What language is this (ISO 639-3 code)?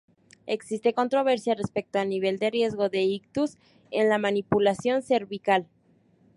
spa